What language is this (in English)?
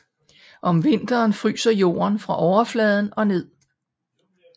Danish